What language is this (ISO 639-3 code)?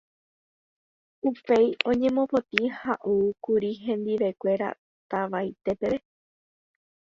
grn